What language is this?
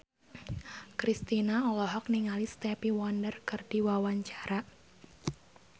Sundanese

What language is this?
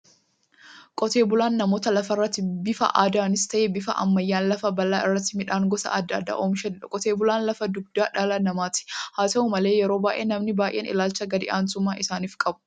Oromo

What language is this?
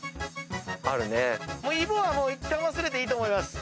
Japanese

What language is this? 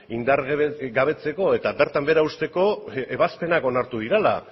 Basque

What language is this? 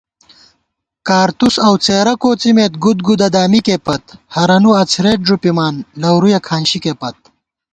Gawar-Bati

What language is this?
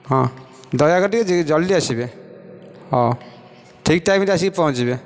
Odia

